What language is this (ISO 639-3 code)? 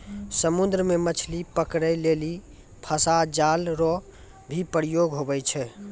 mai